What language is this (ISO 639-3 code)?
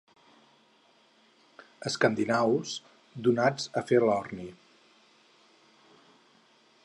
cat